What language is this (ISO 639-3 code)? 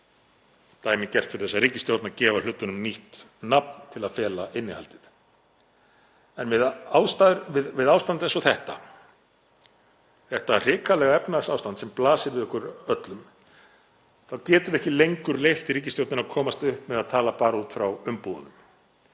isl